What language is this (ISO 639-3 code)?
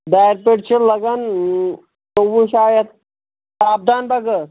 kas